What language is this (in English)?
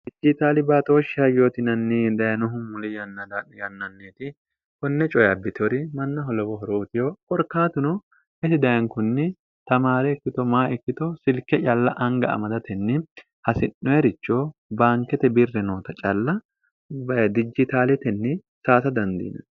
Sidamo